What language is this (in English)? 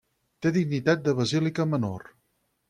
Catalan